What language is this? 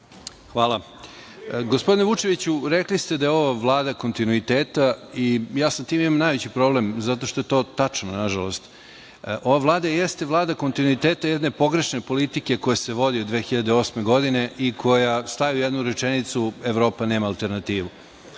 Serbian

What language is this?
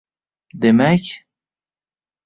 Uzbek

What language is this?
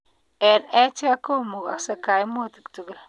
Kalenjin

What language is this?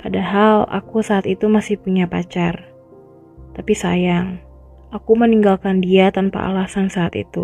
Indonesian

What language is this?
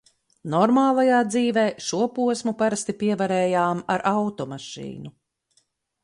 Latvian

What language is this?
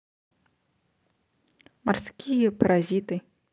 Russian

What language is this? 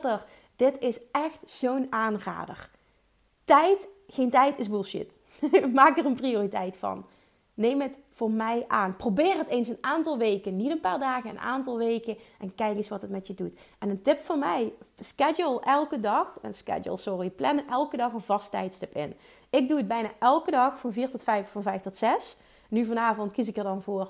Dutch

